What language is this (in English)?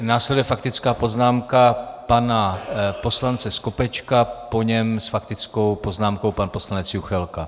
Czech